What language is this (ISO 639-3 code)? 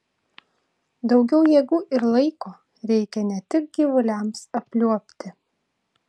lit